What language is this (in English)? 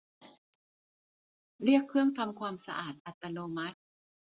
Thai